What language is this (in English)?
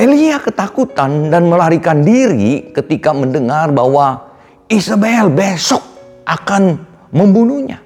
Indonesian